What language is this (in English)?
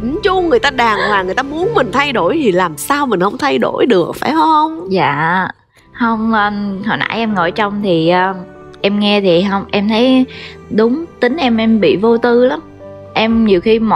Vietnamese